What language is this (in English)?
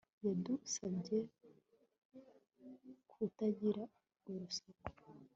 Kinyarwanda